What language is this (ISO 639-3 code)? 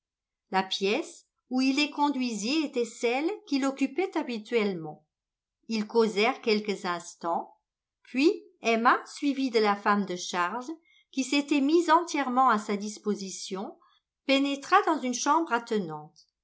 fra